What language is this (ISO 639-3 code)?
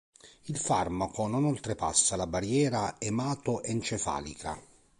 ita